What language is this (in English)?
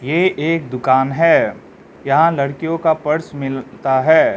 Hindi